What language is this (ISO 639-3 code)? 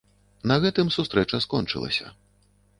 bel